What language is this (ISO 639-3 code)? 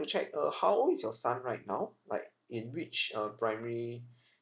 eng